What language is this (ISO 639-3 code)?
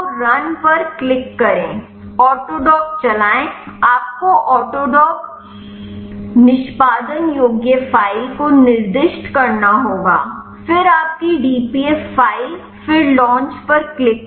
hin